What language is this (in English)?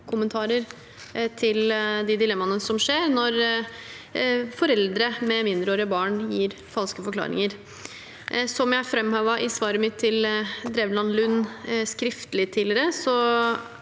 Norwegian